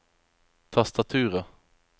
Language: Norwegian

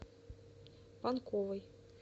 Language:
Russian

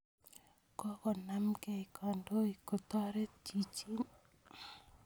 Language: Kalenjin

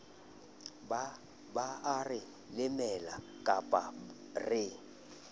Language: Southern Sotho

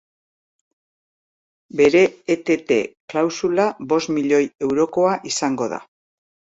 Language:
Basque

